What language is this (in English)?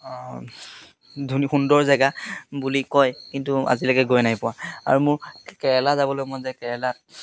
Assamese